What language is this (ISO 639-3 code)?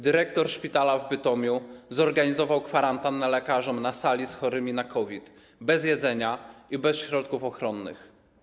pol